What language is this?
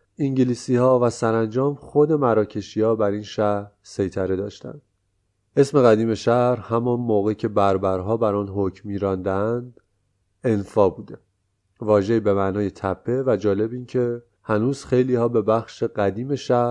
Persian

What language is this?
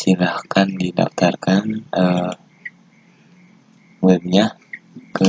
Indonesian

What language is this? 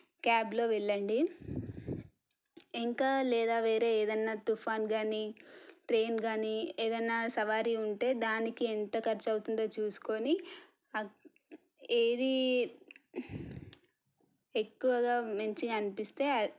Telugu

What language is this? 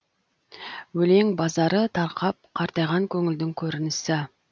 Kazakh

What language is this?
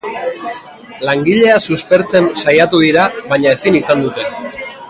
Basque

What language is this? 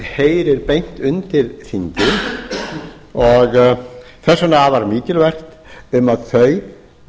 Icelandic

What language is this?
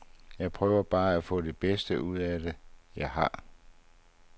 Danish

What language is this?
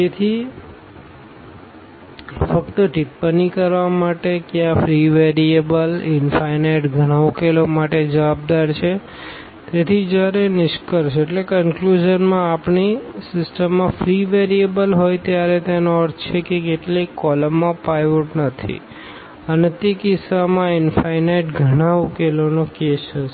Gujarati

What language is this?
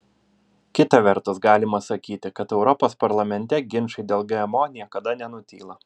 Lithuanian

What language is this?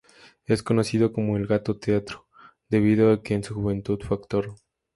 Spanish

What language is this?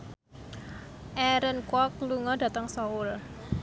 Javanese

